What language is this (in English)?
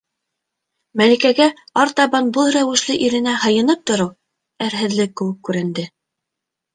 Bashkir